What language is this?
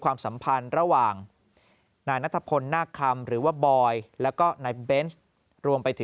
Thai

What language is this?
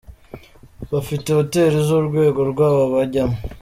Kinyarwanda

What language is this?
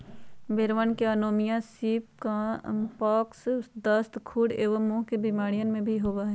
Magahi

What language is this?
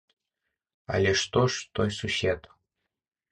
Belarusian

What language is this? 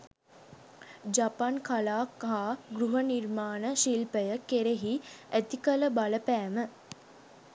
Sinhala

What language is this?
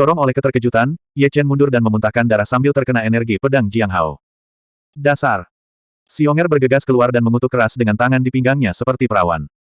Indonesian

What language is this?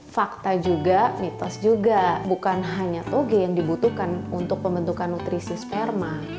Indonesian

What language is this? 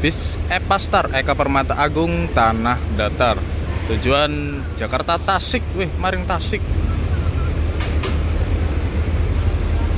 Indonesian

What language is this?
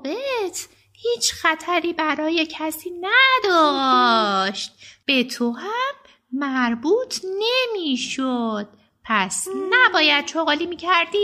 Persian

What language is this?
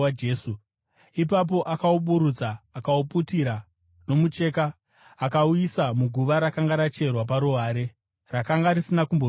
Shona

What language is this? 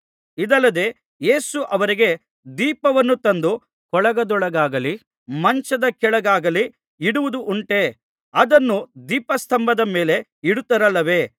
Kannada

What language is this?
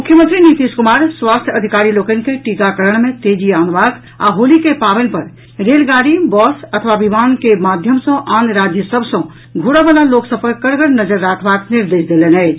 Maithili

